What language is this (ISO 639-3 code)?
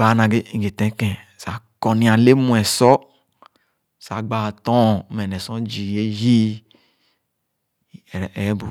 ogo